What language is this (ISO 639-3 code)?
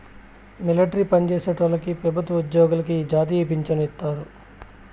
tel